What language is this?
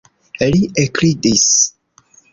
Esperanto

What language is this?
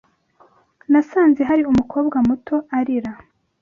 Kinyarwanda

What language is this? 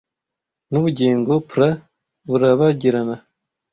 Kinyarwanda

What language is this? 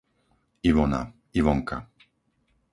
Slovak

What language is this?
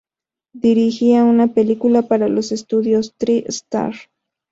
Spanish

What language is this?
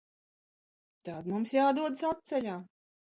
Latvian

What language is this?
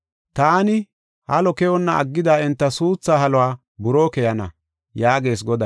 Gofa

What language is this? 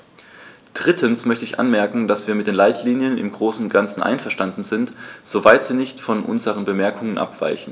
German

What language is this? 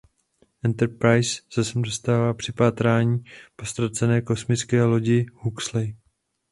Czech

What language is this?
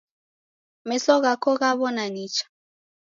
Taita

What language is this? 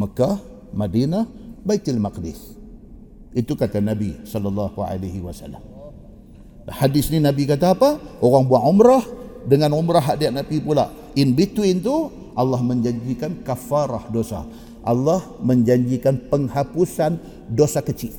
Malay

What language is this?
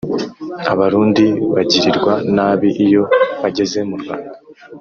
Kinyarwanda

